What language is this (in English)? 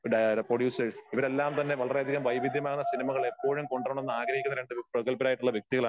Malayalam